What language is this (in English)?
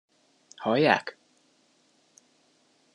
Hungarian